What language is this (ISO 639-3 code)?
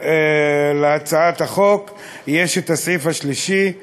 heb